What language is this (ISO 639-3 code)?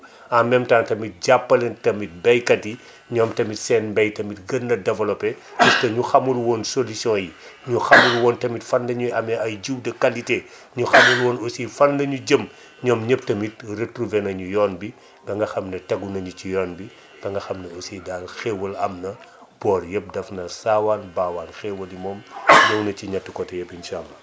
wol